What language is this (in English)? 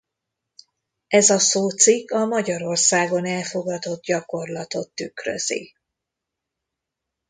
Hungarian